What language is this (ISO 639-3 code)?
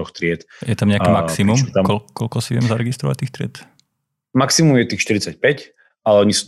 slk